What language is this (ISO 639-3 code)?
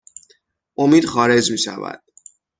fas